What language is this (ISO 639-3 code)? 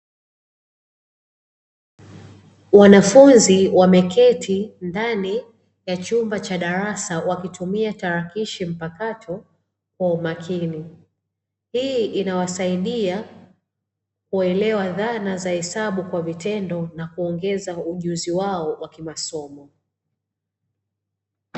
swa